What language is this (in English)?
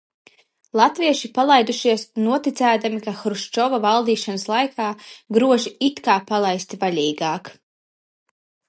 Latvian